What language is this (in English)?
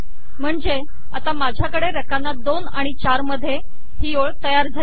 Marathi